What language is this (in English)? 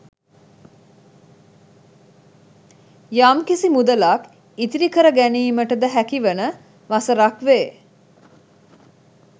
Sinhala